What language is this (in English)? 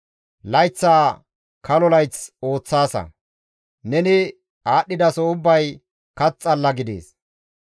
Gamo